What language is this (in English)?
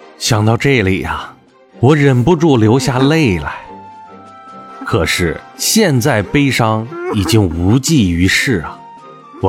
Chinese